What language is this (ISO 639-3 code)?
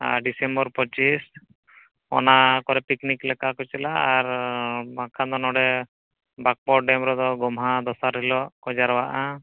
sat